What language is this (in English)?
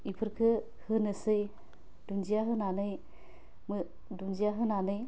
Bodo